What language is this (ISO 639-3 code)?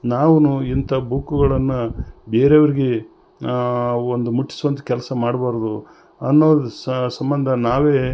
kan